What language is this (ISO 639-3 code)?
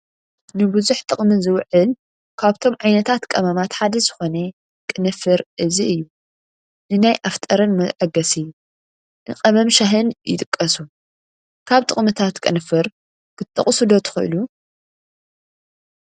tir